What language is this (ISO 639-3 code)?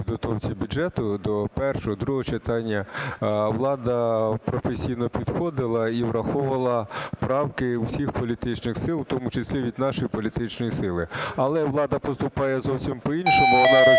ukr